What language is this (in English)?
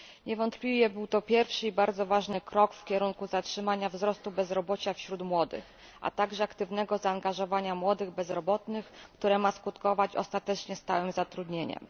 Polish